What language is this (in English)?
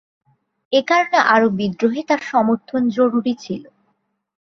Bangla